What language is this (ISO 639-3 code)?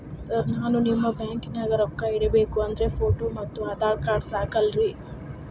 kan